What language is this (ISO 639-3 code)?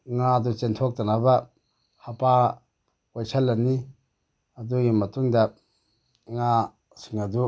mni